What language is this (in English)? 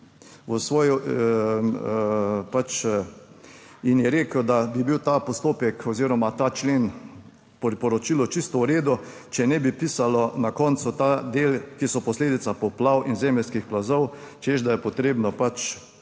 Slovenian